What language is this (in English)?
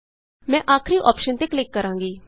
Punjabi